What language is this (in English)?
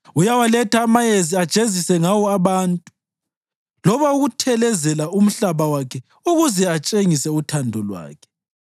North Ndebele